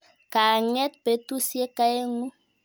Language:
Kalenjin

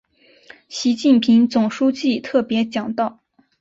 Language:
Chinese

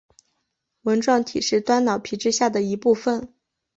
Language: Chinese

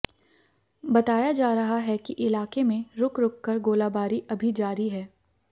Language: Hindi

